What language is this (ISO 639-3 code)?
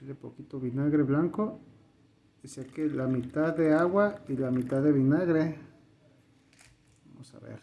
spa